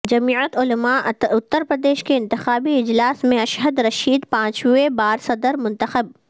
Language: Urdu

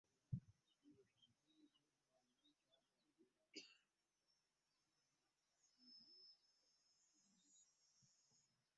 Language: Ganda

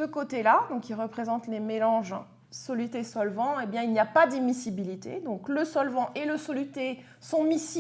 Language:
French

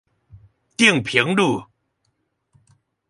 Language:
Chinese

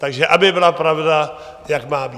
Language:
Czech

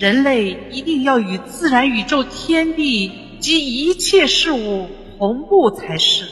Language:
Chinese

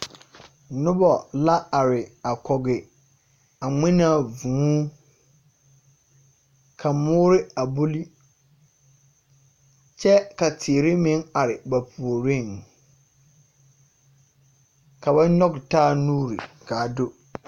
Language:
Southern Dagaare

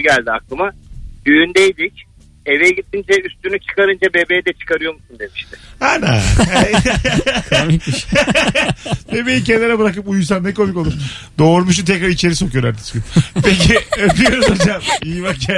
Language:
Turkish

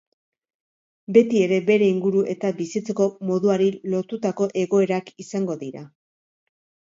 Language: Basque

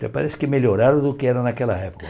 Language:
Portuguese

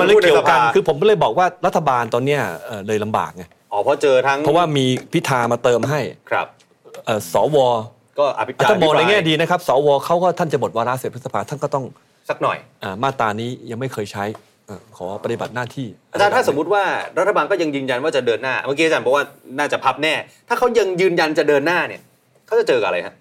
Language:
Thai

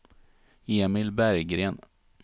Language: Swedish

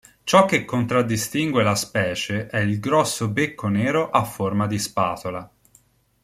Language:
Italian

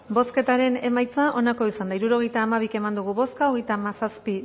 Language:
Basque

